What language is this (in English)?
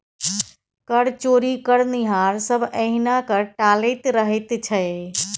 Maithili